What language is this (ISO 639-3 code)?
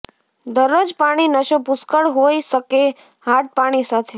guj